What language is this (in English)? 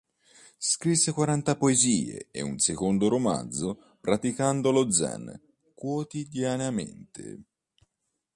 Italian